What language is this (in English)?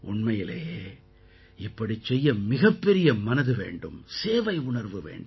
Tamil